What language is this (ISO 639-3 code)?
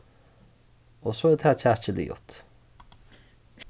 fao